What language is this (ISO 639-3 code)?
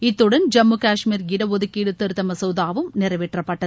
tam